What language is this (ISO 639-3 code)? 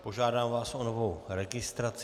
ces